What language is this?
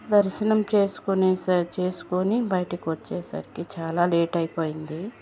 Telugu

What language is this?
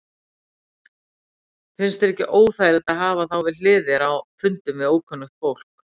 Icelandic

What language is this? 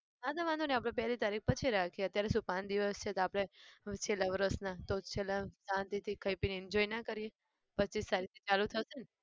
Gujarati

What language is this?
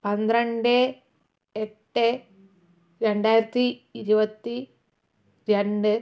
Malayalam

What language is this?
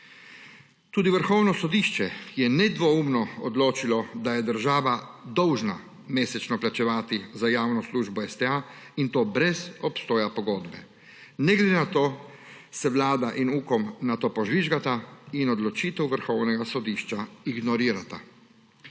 Slovenian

